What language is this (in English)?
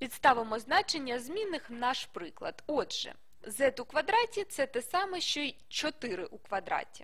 Ukrainian